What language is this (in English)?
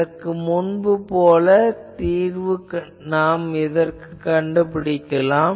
Tamil